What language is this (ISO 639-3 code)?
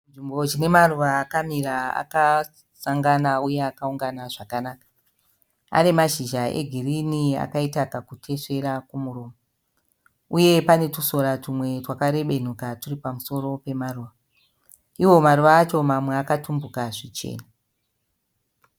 sna